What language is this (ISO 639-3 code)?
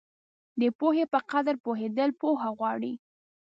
pus